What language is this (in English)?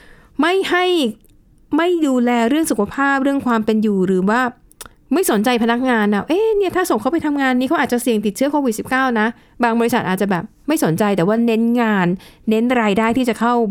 Thai